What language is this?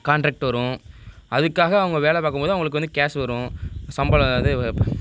Tamil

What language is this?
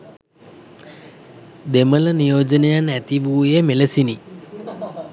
Sinhala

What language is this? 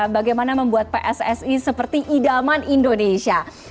Indonesian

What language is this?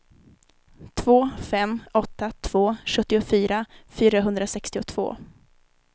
Swedish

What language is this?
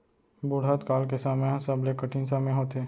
Chhattisgarhi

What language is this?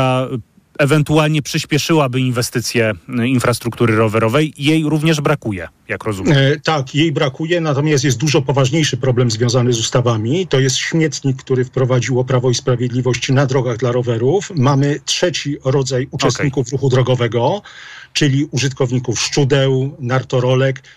Polish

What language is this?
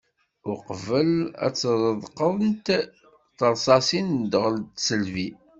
Kabyle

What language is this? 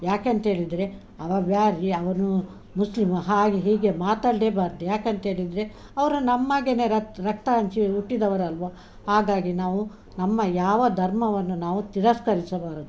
Kannada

